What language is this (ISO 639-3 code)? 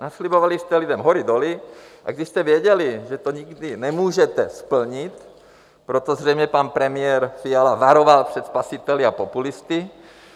ces